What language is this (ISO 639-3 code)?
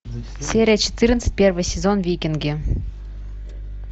rus